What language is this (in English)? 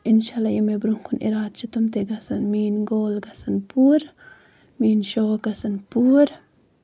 Kashmiri